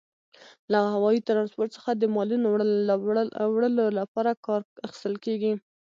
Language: Pashto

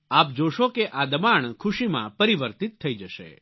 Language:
Gujarati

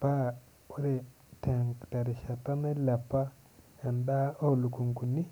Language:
Masai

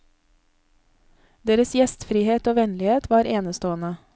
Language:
Norwegian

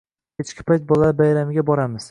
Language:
Uzbek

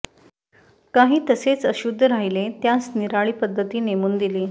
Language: Marathi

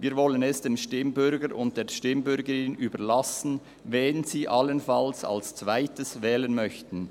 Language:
Swiss German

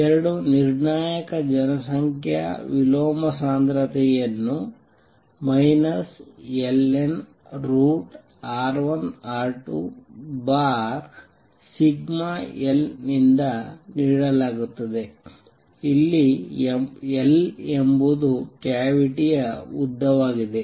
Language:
Kannada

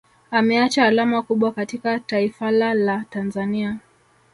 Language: Swahili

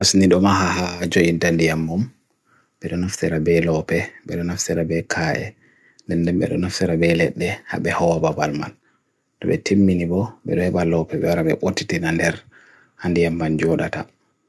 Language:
Bagirmi Fulfulde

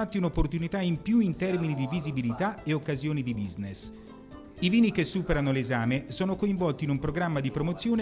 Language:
Italian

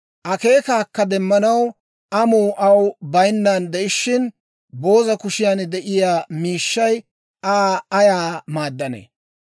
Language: Dawro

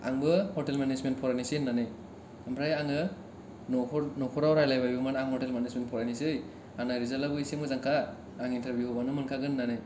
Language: Bodo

